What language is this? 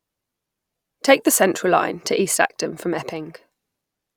English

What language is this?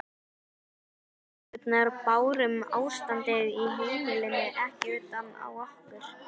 Icelandic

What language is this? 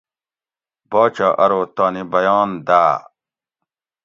Gawri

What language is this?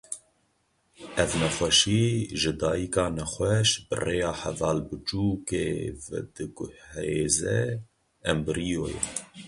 Kurdish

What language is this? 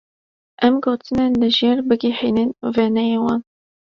Kurdish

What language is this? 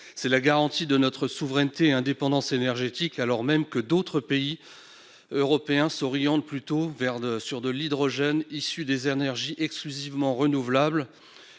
French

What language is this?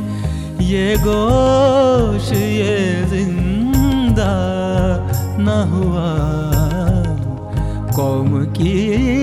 Hindi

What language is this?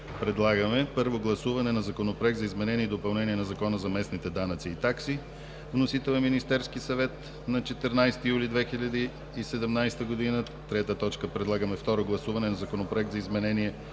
Bulgarian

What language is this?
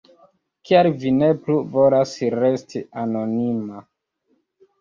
Esperanto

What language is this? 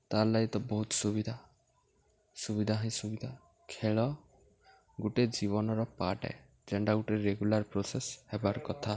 Odia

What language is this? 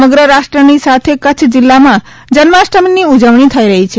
Gujarati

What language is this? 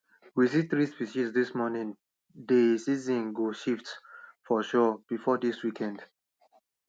Nigerian Pidgin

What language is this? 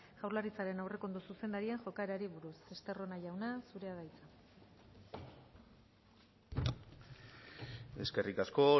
Basque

